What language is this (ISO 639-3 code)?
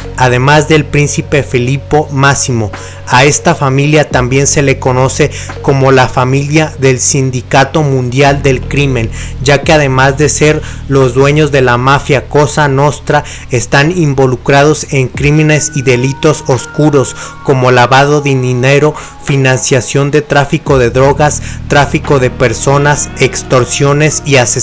spa